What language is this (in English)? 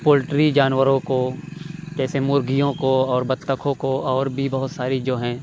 Urdu